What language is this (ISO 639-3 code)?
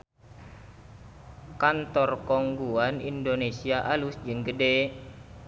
sun